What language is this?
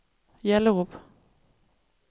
Danish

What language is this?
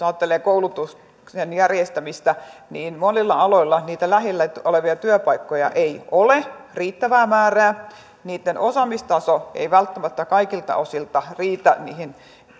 Finnish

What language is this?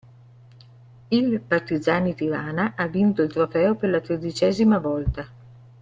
Italian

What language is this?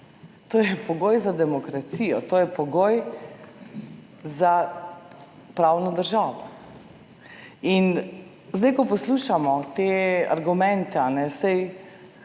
Slovenian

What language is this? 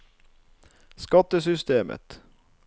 Norwegian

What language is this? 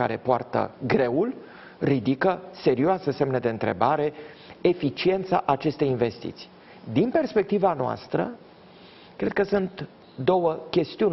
Romanian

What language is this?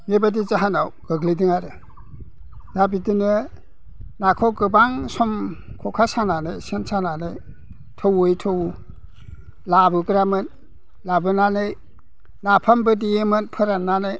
Bodo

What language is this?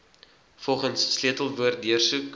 Afrikaans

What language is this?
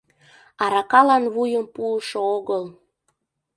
Mari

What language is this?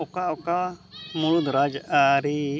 Santali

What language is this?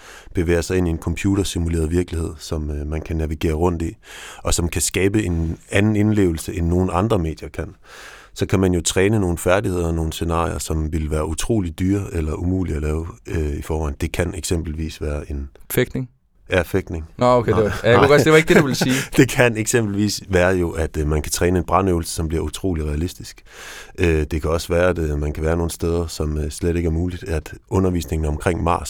Danish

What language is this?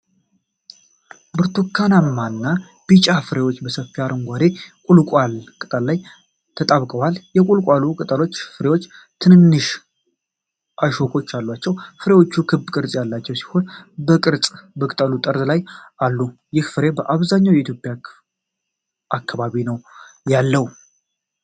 Amharic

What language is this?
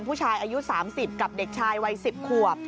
Thai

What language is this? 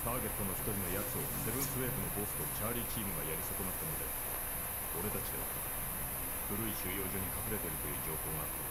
Japanese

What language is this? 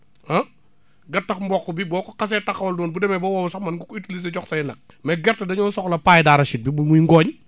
Wolof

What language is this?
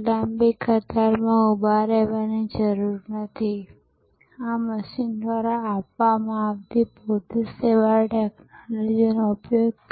Gujarati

